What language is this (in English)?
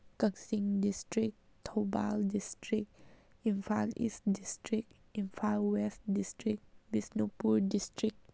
Manipuri